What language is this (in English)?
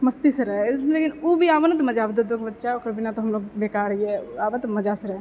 Maithili